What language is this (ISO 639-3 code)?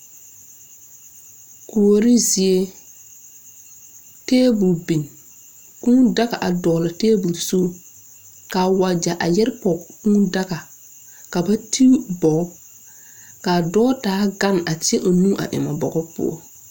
dga